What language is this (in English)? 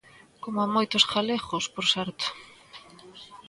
Galician